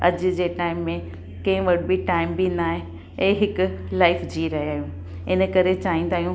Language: Sindhi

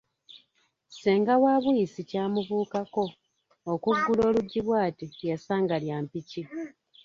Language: Ganda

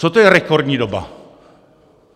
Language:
Czech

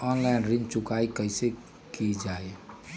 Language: Magahi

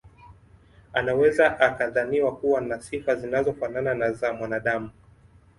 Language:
Swahili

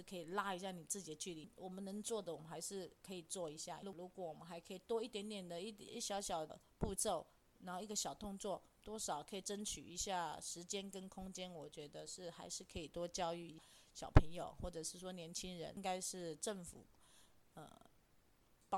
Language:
Chinese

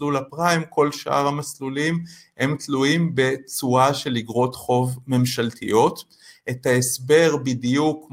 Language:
Hebrew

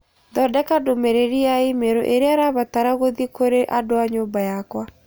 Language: Kikuyu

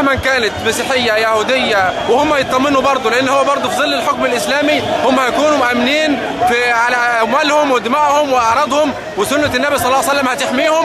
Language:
Arabic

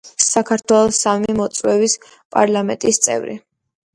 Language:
Georgian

